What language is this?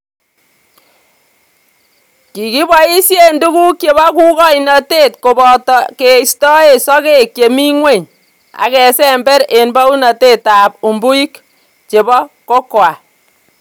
Kalenjin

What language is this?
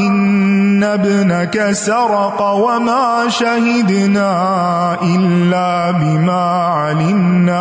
Urdu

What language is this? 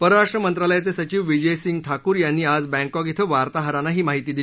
Marathi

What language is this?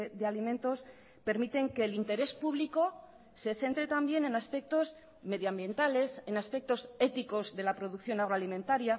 Spanish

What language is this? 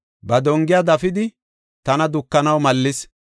Gofa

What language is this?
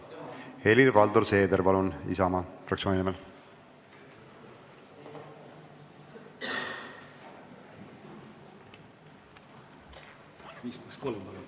Estonian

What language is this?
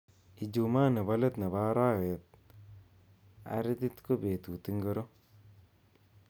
Kalenjin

